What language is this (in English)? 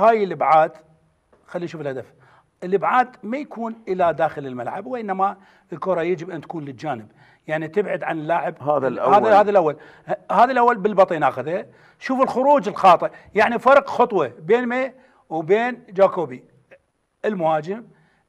Arabic